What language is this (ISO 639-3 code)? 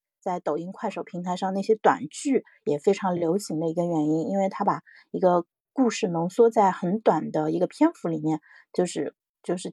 zho